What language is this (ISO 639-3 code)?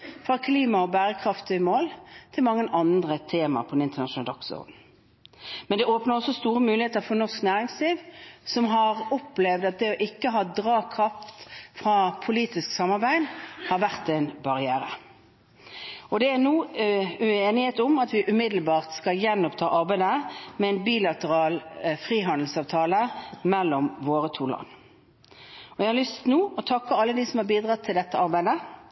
nob